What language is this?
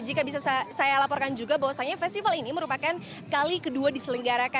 Indonesian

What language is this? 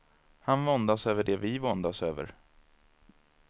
Swedish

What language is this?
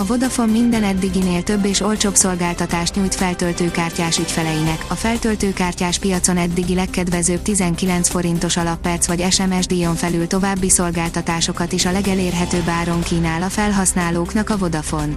Hungarian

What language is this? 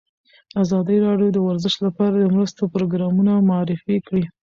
Pashto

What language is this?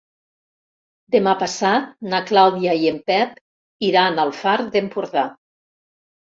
Catalan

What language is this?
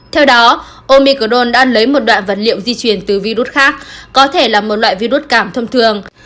Vietnamese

